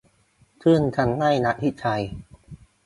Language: Thai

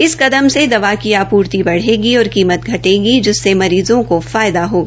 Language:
Hindi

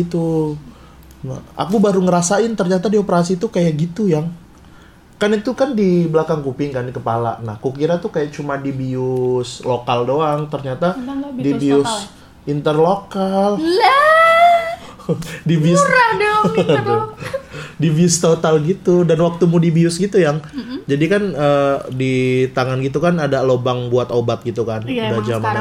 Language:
Indonesian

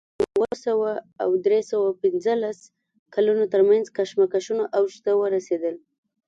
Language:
Pashto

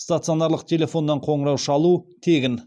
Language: Kazakh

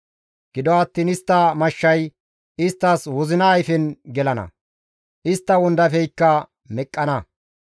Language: Gamo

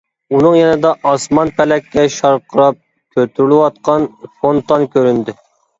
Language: Uyghur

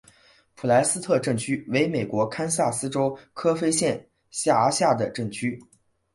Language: Chinese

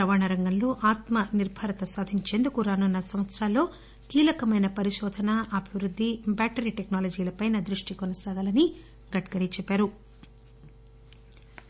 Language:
Telugu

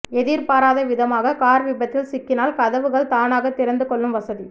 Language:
Tamil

